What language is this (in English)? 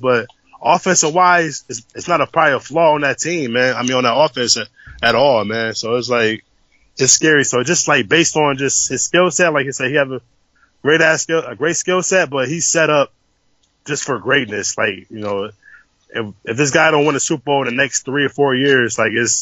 English